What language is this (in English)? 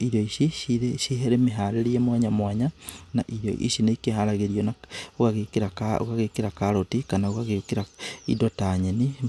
Kikuyu